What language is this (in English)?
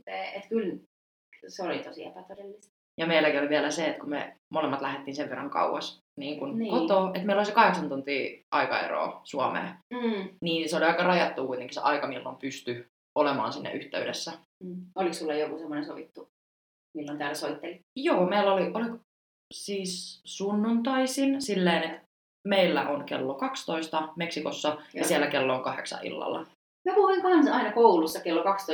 Finnish